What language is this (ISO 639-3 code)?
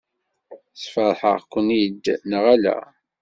kab